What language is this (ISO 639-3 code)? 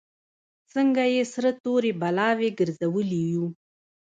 pus